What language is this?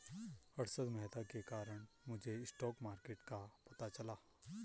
Hindi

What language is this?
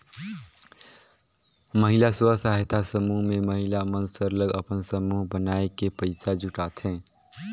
Chhattisgarhi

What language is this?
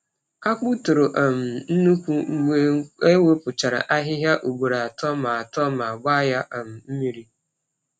Igbo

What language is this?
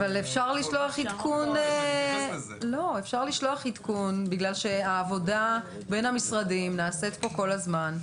Hebrew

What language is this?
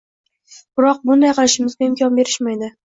Uzbek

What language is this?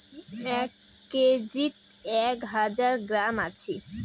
Bangla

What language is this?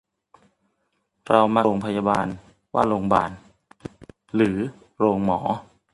Thai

